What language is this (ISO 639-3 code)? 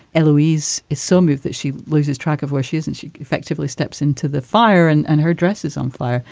eng